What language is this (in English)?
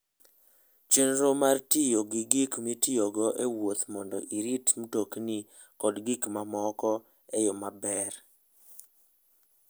Luo (Kenya and Tanzania)